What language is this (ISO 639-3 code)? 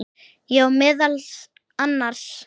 isl